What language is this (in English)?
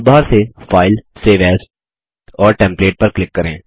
Hindi